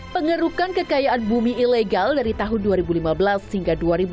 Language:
Indonesian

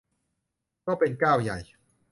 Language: Thai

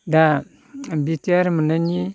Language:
Bodo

